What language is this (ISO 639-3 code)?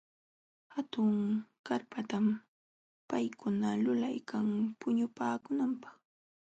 qxw